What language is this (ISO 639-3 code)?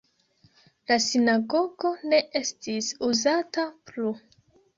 epo